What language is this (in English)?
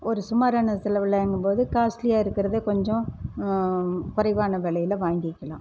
Tamil